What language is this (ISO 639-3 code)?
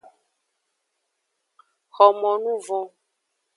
ajg